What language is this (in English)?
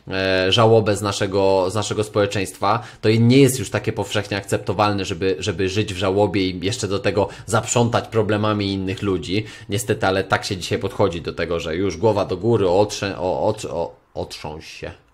Polish